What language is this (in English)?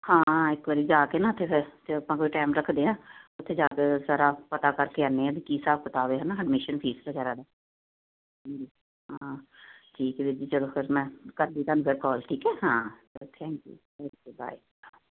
Punjabi